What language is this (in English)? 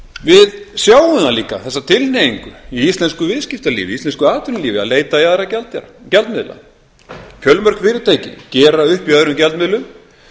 Icelandic